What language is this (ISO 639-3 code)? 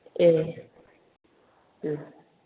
brx